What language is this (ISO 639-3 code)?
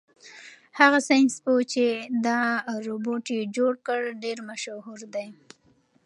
pus